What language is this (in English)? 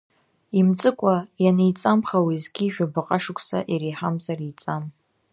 Abkhazian